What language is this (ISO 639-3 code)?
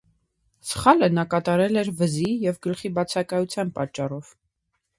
hye